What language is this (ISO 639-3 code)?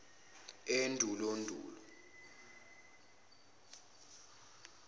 zul